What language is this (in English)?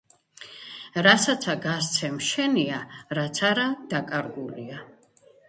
Georgian